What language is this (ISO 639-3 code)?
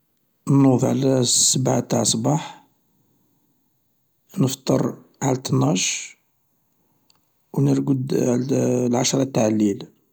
arq